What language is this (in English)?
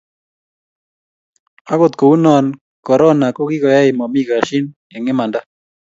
Kalenjin